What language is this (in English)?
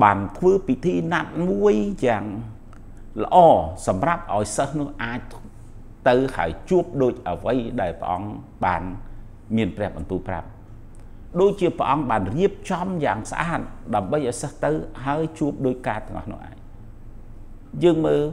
Vietnamese